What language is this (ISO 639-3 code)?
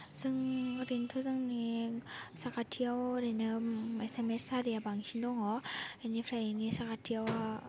brx